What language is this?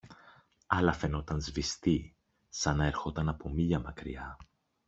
Greek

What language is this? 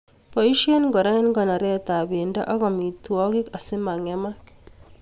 Kalenjin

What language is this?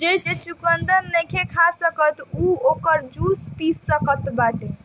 Bhojpuri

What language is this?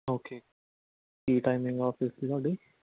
Punjabi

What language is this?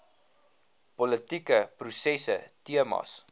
Afrikaans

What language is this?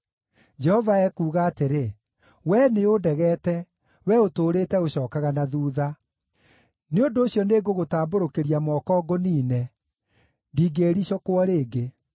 Kikuyu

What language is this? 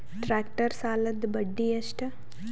Kannada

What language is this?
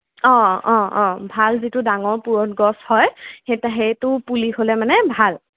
Assamese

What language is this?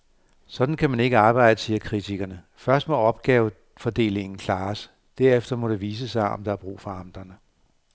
Danish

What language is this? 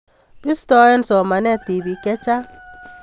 Kalenjin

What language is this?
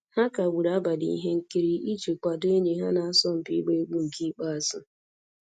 Igbo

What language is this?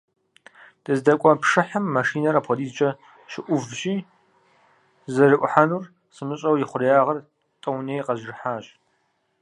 Kabardian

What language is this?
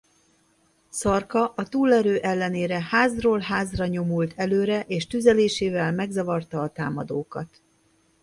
Hungarian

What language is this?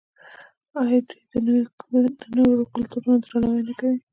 Pashto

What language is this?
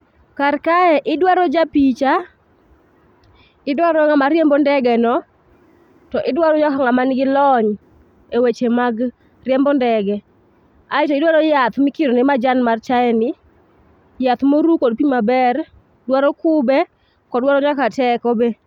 Luo (Kenya and Tanzania)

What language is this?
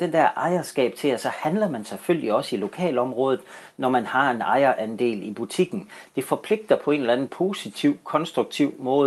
Danish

